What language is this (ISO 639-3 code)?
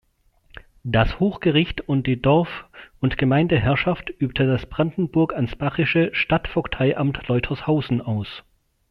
deu